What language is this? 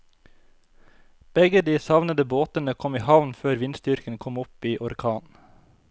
Norwegian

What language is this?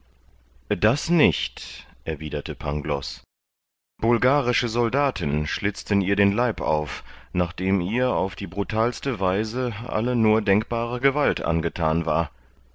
German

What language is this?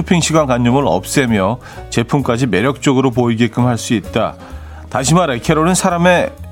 Korean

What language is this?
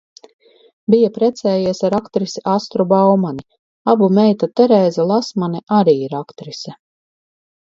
Latvian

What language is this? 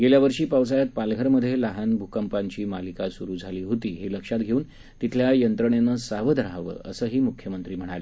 Marathi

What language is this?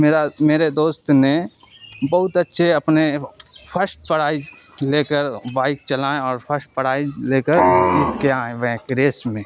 Urdu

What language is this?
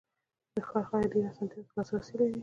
Pashto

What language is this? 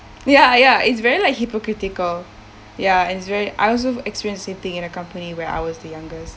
English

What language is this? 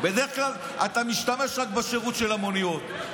Hebrew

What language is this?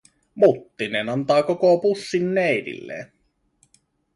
Finnish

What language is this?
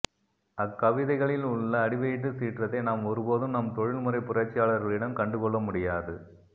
Tamil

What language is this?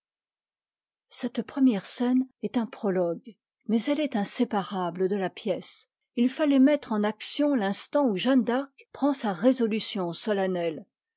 French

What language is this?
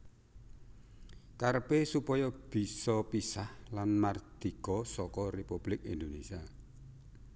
Javanese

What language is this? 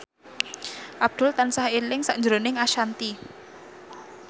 Javanese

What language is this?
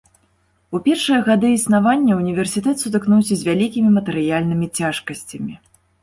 Belarusian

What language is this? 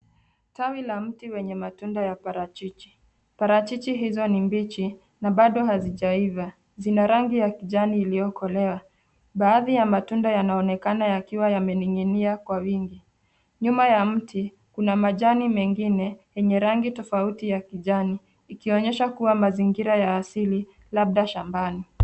Swahili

